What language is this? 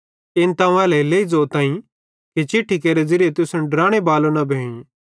Bhadrawahi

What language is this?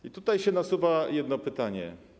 Polish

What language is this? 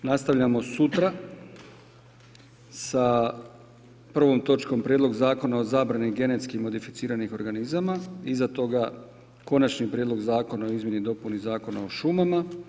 Croatian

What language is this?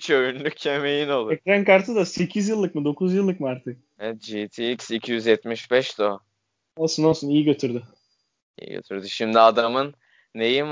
Turkish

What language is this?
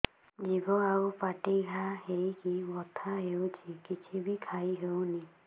Odia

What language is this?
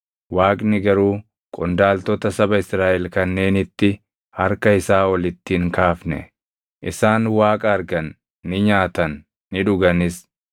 Oromo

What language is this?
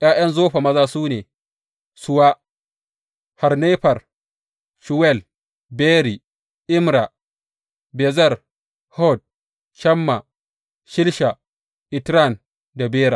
Hausa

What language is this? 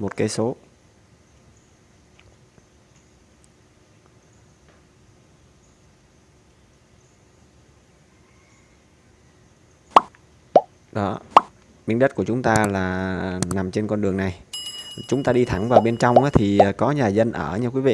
Vietnamese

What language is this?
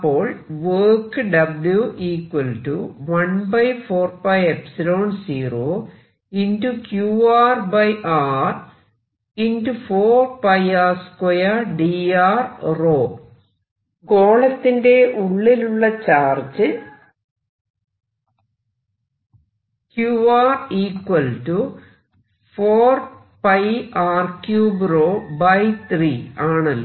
Malayalam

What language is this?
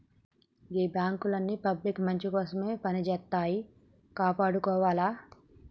Telugu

